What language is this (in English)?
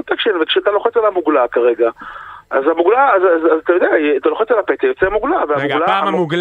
Hebrew